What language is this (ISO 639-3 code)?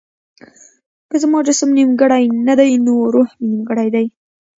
pus